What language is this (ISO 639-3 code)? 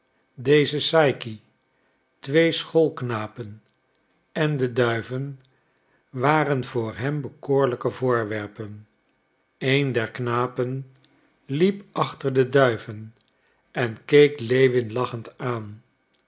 nld